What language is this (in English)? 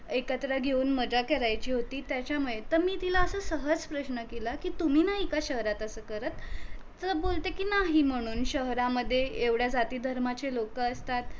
Marathi